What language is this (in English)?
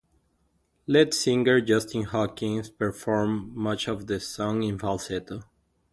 English